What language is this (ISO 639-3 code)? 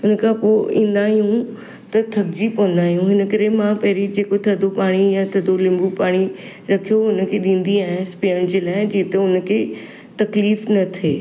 snd